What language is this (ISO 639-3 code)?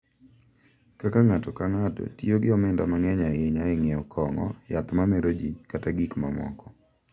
luo